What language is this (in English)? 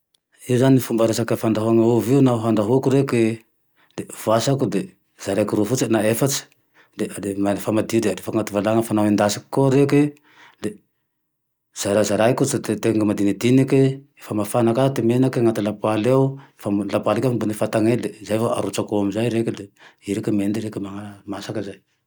Tandroy-Mahafaly Malagasy